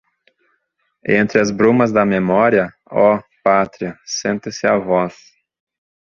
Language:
Portuguese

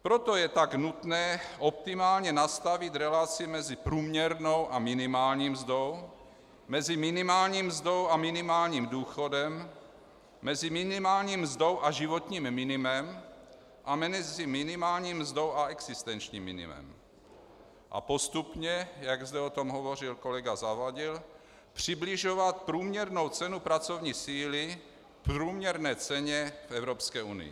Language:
Czech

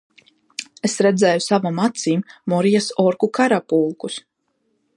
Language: Latvian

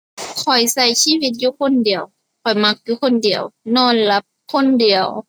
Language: Thai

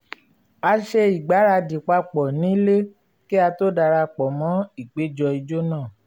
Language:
Yoruba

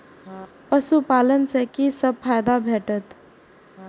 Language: Maithili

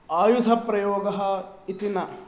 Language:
Sanskrit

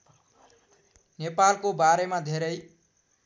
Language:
Nepali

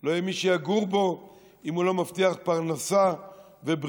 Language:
Hebrew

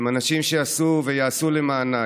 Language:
Hebrew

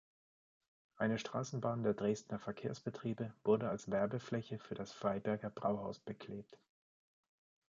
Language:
German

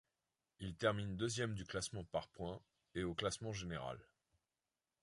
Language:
French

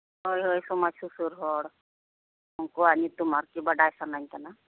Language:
Santali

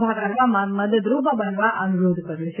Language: Gujarati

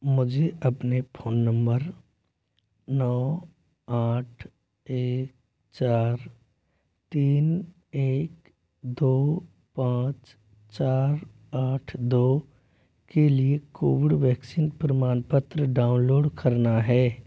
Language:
Hindi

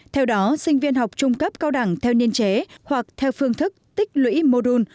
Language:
Vietnamese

